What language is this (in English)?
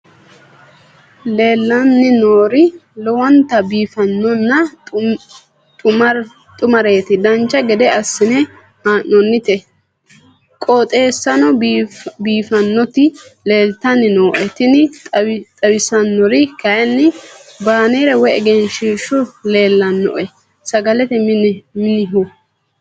Sidamo